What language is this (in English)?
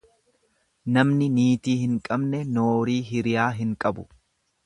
Oromo